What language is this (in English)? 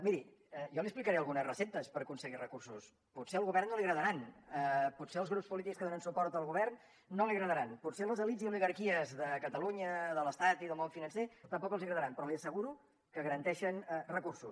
Catalan